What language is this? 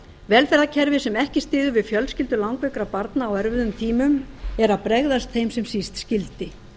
Icelandic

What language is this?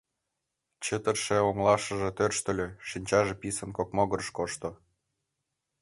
Mari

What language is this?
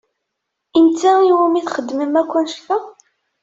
Kabyle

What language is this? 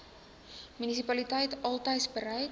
Afrikaans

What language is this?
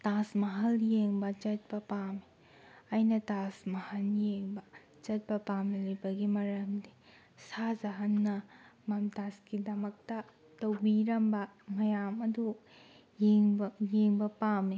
Manipuri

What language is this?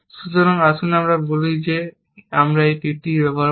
Bangla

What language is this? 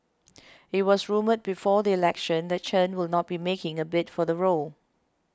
English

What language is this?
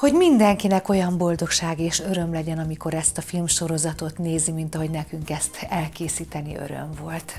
Hungarian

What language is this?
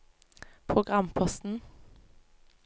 Norwegian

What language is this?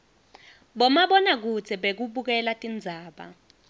Swati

